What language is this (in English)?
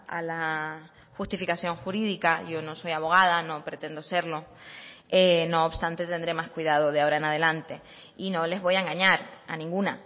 Spanish